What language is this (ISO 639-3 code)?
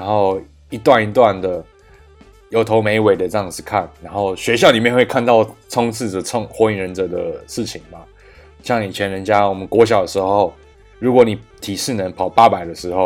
zho